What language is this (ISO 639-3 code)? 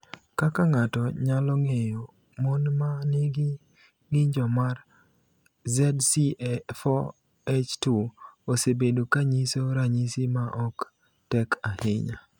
luo